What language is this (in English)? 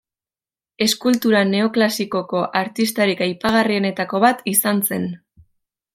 Basque